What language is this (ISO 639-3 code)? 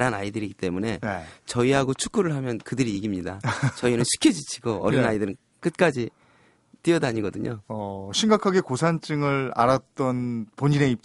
kor